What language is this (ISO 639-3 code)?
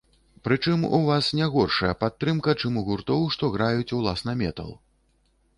bel